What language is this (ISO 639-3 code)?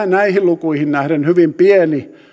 fin